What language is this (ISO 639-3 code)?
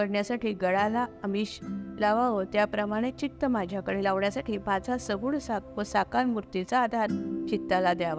mar